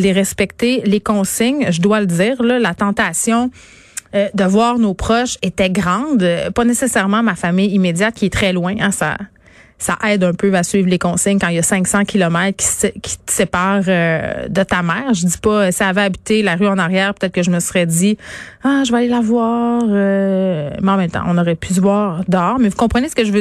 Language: French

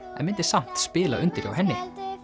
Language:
Icelandic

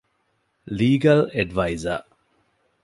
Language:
Divehi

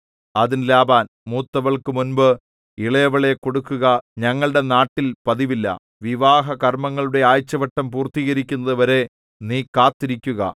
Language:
Malayalam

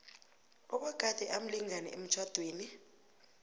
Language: South Ndebele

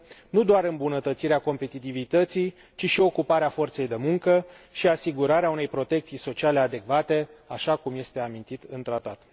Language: Romanian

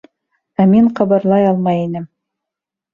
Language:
Bashkir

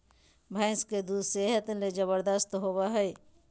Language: Magahi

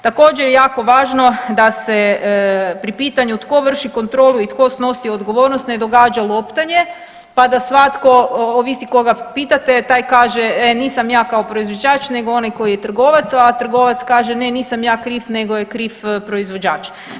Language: Croatian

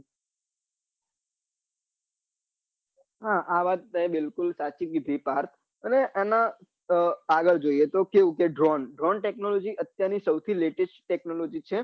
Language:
Gujarati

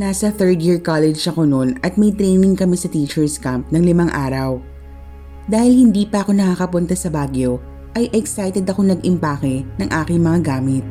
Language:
Filipino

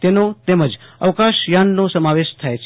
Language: Gujarati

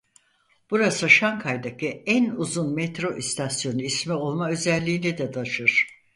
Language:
Turkish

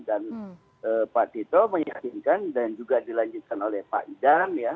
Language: Indonesian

